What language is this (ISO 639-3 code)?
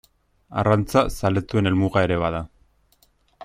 eus